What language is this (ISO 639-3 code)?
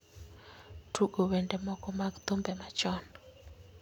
luo